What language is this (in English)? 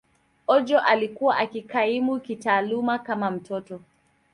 Swahili